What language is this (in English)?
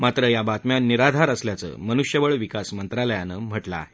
Marathi